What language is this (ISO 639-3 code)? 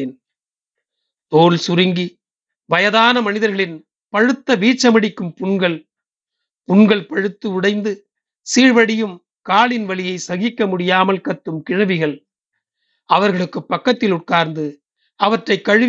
tam